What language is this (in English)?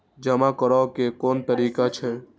Maithili